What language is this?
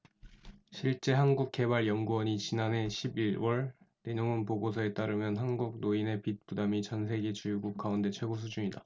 Korean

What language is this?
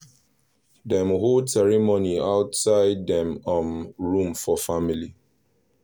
Nigerian Pidgin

